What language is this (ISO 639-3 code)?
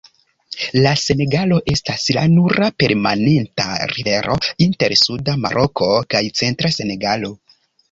epo